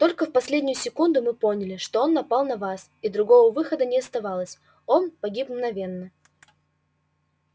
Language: Russian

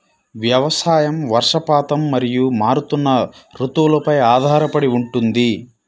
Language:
Telugu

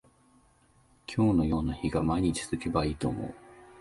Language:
Japanese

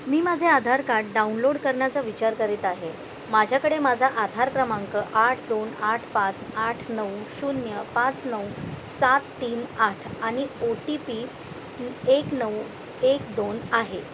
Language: Marathi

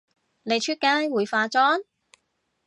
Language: Cantonese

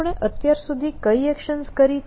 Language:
Gujarati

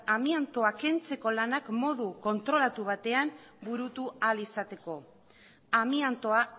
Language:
Basque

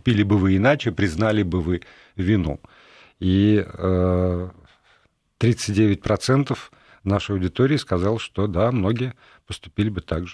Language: Russian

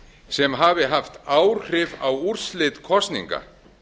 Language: Icelandic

